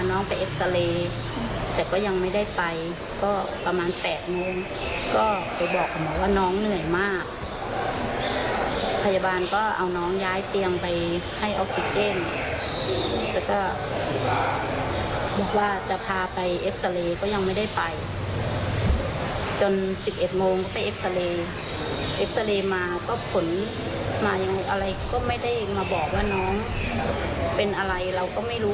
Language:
Thai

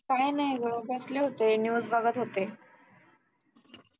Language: Marathi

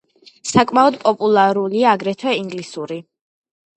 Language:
Georgian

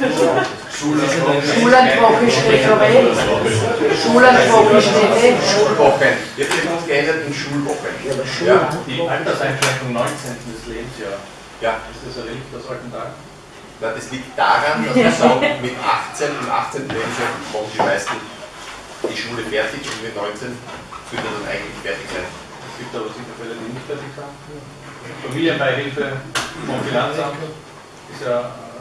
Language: German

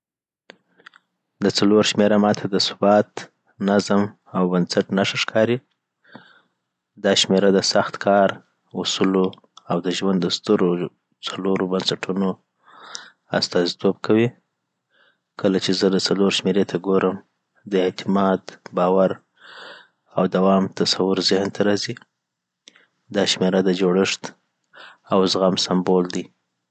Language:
Southern Pashto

